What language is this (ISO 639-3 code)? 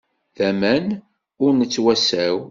kab